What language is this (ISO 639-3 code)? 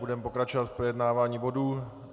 ces